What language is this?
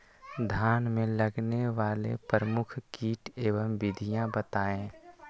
Magahi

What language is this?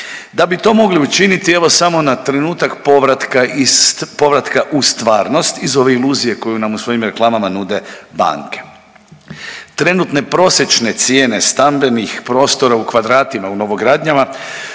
Croatian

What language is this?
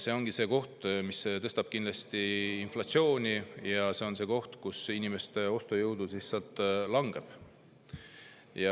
Estonian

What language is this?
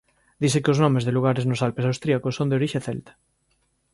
Galician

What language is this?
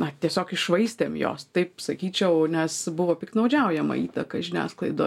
Lithuanian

